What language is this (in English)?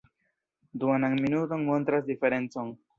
Esperanto